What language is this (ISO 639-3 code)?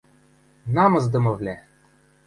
mrj